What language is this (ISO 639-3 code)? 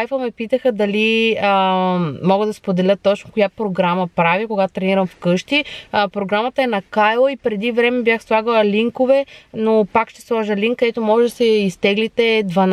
bul